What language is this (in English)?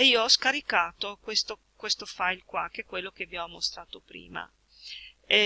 Italian